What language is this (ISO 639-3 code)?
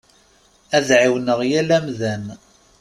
kab